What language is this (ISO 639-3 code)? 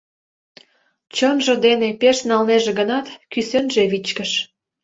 chm